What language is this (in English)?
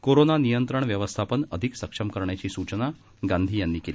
Marathi